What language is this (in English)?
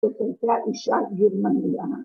Hebrew